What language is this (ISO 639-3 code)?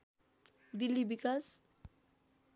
nep